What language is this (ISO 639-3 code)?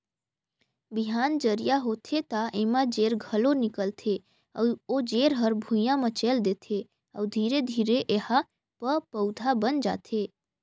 hne